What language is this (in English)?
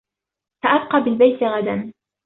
Arabic